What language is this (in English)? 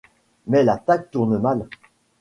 French